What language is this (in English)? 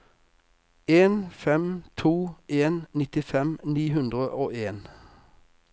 Norwegian